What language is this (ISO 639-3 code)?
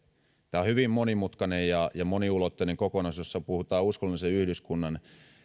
fin